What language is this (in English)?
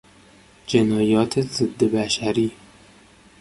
Persian